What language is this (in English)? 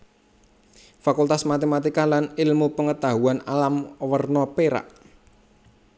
Javanese